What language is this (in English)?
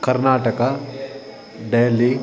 Sanskrit